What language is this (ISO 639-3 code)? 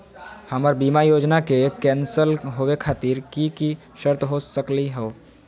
mag